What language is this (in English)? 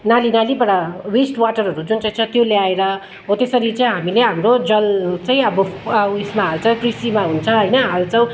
Nepali